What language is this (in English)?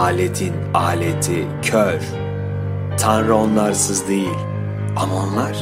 Turkish